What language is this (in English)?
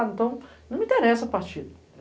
Portuguese